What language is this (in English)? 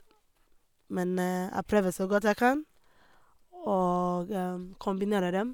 Norwegian